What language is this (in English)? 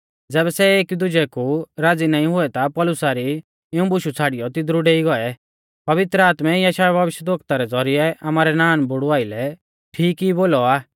Mahasu Pahari